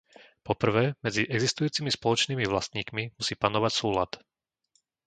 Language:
Slovak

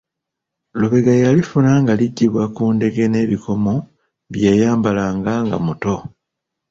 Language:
Ganda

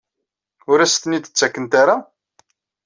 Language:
Kabyle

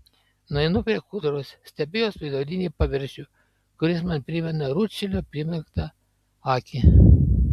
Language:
Lithuanian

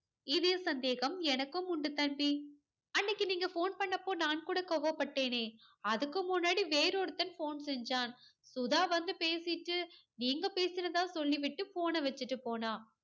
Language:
Tamil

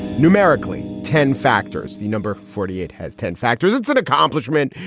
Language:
English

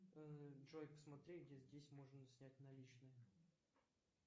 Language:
Russian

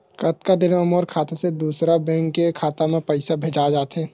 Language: Chhattisgarhi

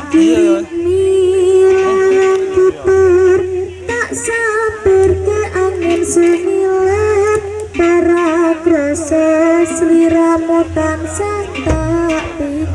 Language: Indonesian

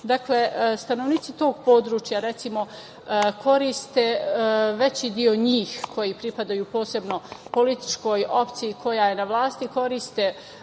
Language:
Serbian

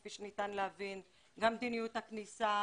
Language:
Hebrew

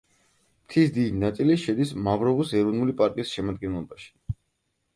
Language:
Georgian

